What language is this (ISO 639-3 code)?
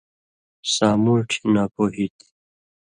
mvy